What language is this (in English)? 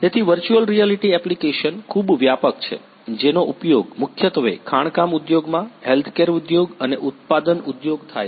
Gujarati